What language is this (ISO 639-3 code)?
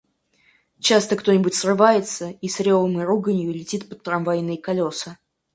rus